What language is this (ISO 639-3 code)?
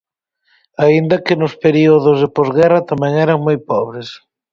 glg